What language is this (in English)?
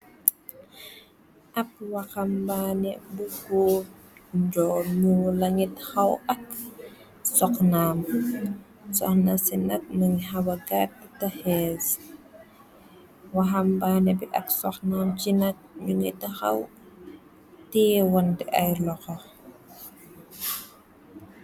Wolof